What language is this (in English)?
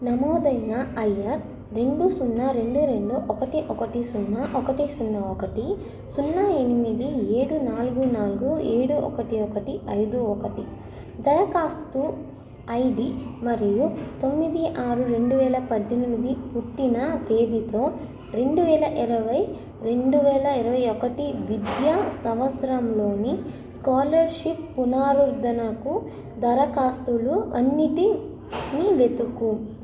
Telugu